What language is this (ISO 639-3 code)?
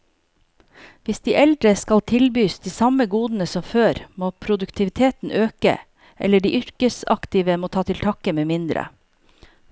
nor